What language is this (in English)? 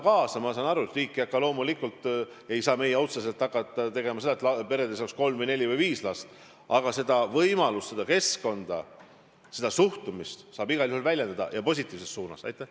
Estonian